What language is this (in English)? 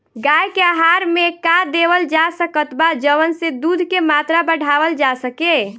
Bhojpuri